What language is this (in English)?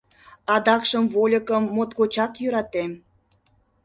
Mari